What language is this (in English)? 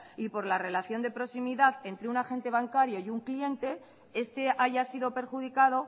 Spanish